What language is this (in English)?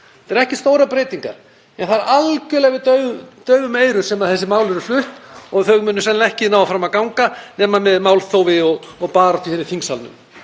Icelandic